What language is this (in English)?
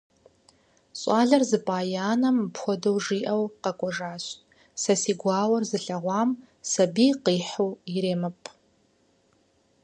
Kabardian